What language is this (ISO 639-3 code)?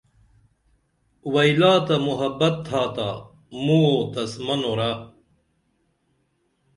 dml